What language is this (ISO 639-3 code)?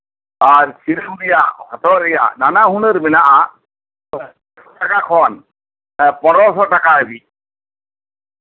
sat